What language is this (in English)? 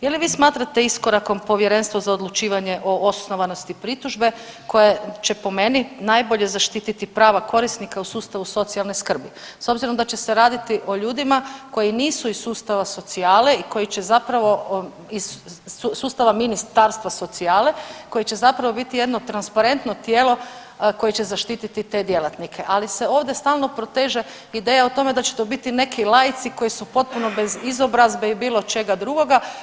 Croatian